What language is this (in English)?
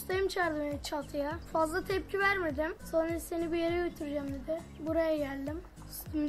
Turkish